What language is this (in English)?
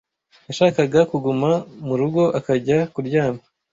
Kinyarwanda